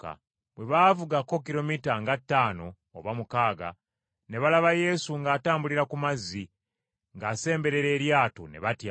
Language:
Ganda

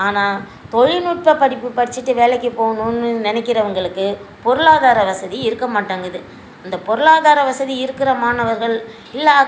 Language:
Tamil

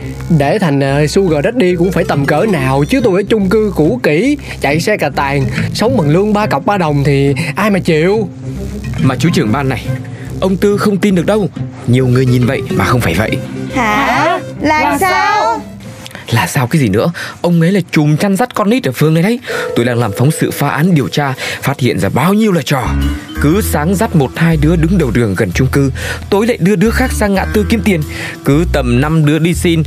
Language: Vietnamese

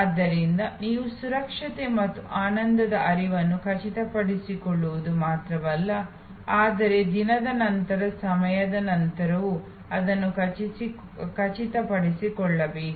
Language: Kannada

